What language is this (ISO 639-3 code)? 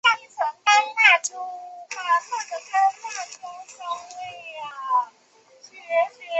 zho